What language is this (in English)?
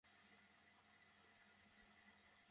Bangla